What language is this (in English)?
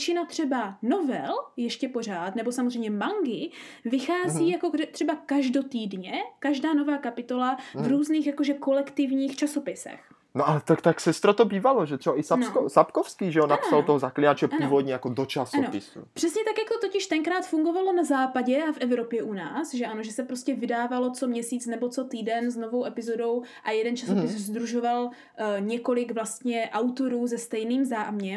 Czech